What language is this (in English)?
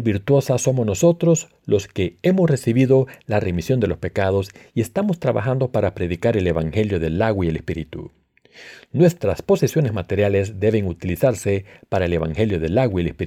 Spanish